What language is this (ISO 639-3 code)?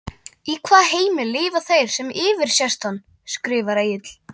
isl